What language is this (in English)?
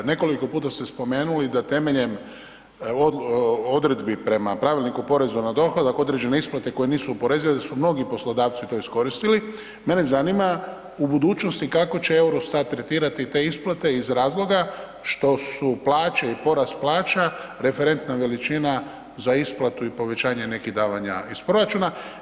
Croatian